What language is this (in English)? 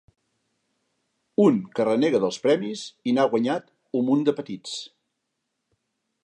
Catalan